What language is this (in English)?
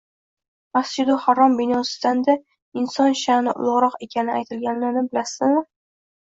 Uzbek